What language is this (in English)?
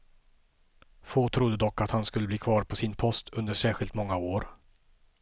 Swedish